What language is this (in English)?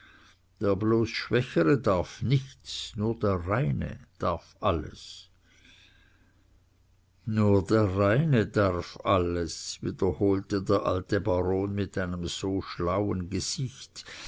German